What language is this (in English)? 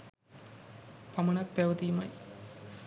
Sinhala